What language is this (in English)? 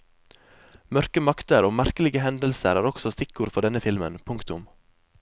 Norwegian